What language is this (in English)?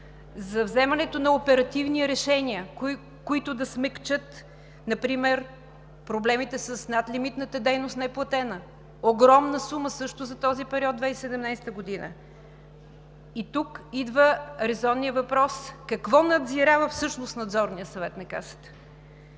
Bulgarian